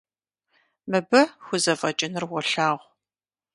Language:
Kabardian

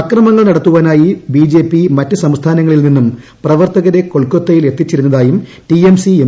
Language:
Malayalam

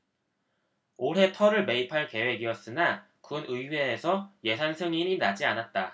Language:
Korean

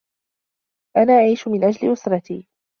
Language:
Arabic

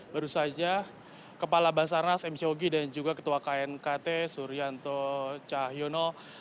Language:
Indonesian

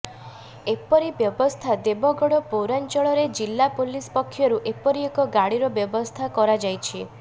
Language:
Odia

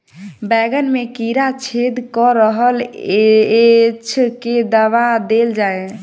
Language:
Maithili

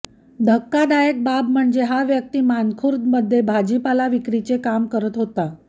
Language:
Marathi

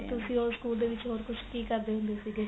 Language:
Punjabi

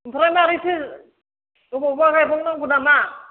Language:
Bodo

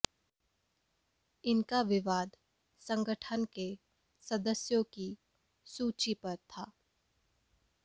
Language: Hindi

